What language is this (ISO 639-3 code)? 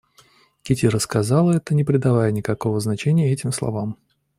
rus